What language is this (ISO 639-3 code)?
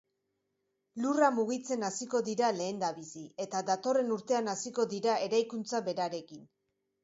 eus